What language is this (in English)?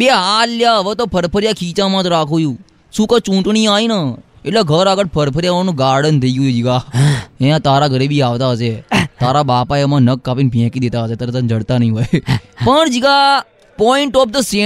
Gujarati